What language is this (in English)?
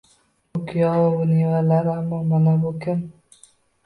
Uzbek